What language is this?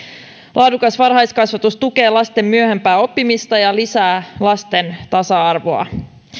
Finnish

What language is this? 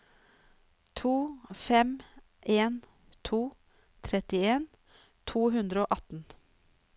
Norwegian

